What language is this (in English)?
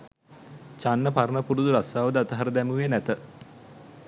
Sinhala